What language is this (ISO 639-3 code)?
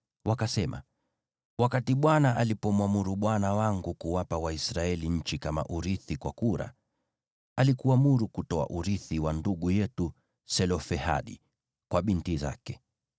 swa